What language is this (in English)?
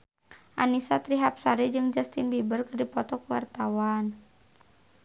Sundanese